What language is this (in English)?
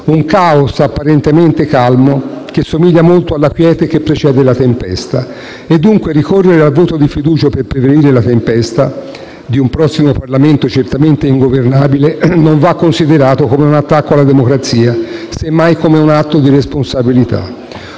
Italian